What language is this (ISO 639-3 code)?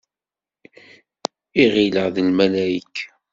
kab